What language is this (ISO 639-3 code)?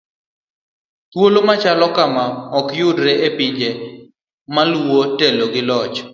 luo